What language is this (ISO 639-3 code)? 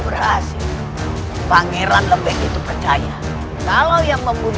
ind